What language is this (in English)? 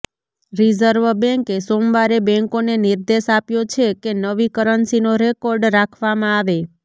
Gujarati